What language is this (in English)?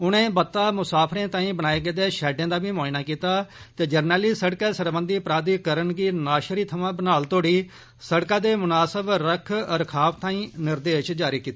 Dogri